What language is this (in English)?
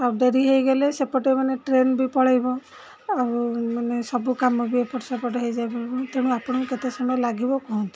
Odia